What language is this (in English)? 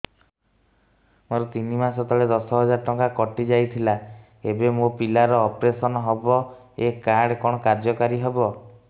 Odia